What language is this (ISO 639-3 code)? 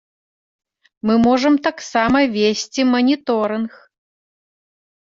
bel